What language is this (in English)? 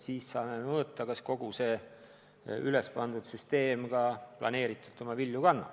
Estonian